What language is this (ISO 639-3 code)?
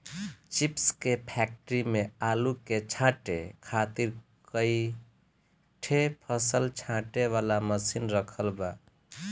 bho